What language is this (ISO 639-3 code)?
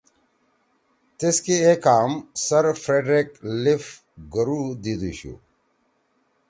trw